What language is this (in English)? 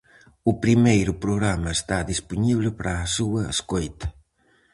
Galician